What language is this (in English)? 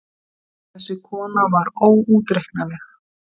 Icelandic